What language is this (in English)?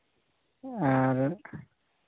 Santali